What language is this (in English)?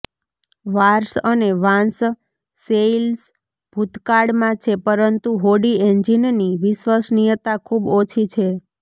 Gujarati